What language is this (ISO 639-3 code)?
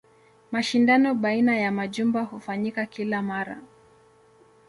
swa